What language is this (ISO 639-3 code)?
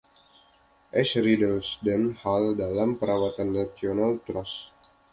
ind